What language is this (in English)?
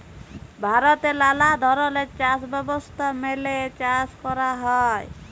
Bangla